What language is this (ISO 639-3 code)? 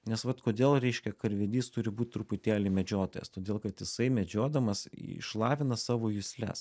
lit